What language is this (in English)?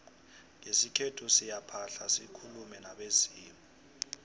South Ndebele